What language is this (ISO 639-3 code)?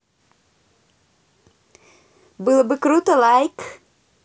rus